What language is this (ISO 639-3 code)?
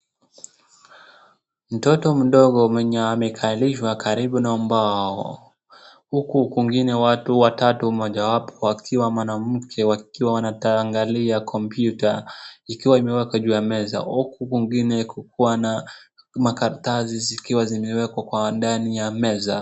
swa